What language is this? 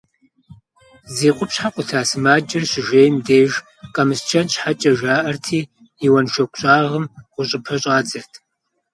Kabardian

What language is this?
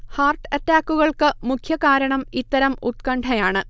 Malayalam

